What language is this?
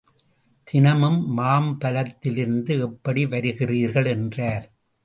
Tamil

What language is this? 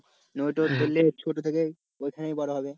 Bangla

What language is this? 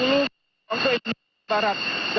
Indonesian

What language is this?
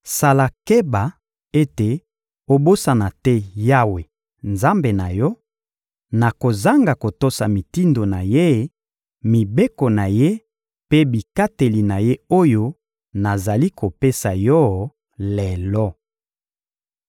Lingala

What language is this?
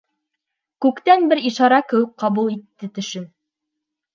Bashkir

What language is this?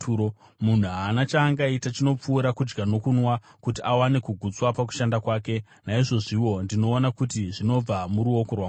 Shona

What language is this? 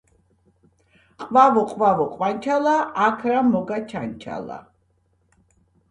Georgian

